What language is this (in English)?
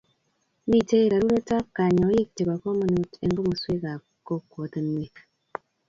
Kalenjin